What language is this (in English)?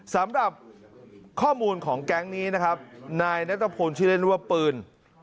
Thai